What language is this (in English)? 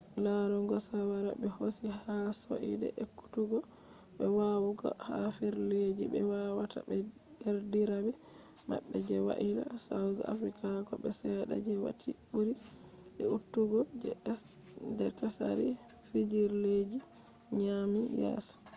Fula